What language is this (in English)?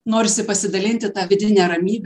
Lithuanian